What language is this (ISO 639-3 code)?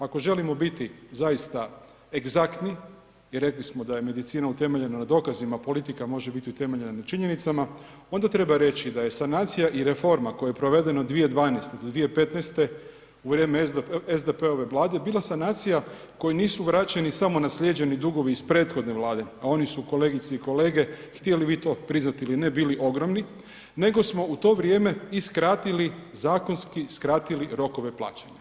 hrv